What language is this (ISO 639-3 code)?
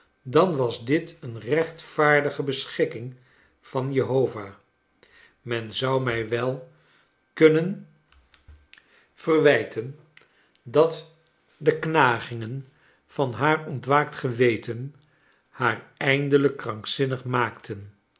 nld